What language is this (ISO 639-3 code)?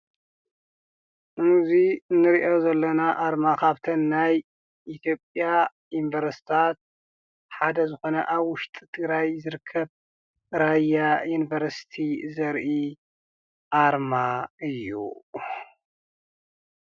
tir